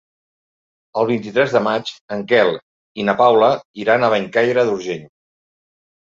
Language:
Catalan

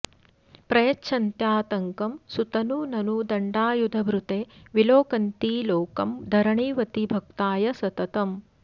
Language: Sanskrit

